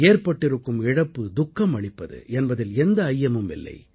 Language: Tamil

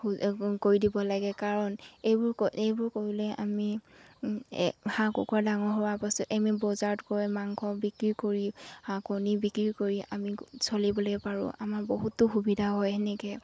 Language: Assamese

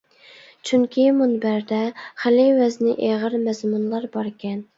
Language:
Uyghur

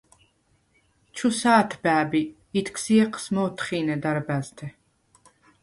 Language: Svan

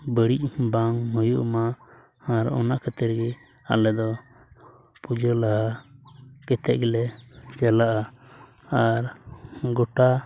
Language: Santali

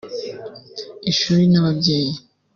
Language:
Kinyarwanda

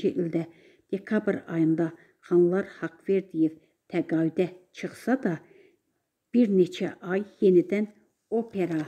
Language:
Turkish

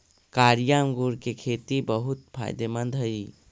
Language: Magahi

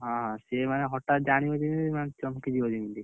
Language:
Odia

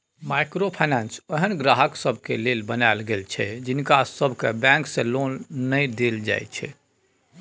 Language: Maithili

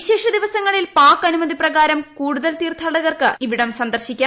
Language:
Malayalam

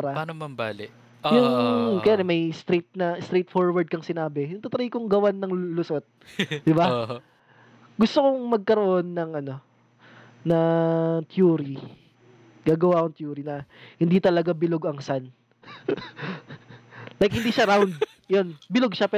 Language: Filipino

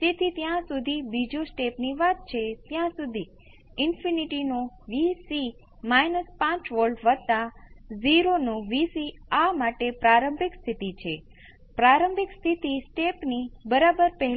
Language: Gujarati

